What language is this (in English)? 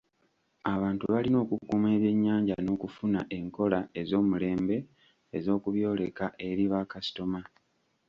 Ganda